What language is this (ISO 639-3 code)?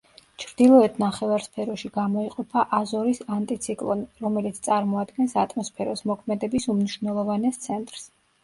kat